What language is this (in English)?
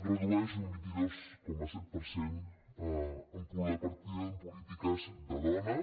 Catalan